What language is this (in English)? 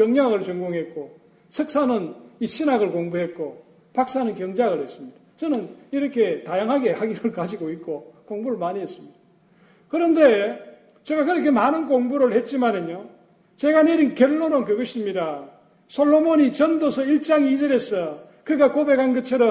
Korean